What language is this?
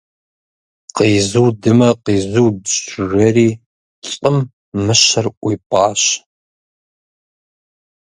Kabardian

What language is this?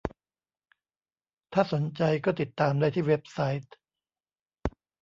Thai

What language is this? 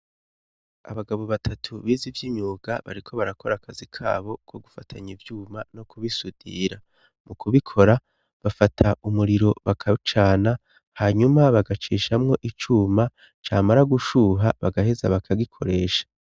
Rundi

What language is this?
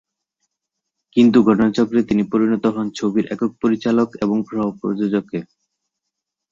Bangla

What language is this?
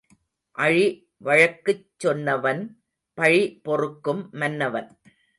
Tamil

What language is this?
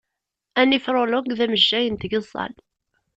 Kabyle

